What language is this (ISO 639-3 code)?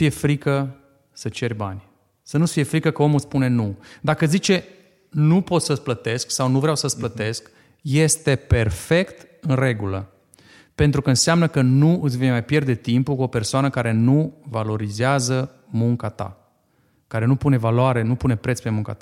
ron